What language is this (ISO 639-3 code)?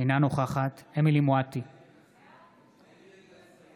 heb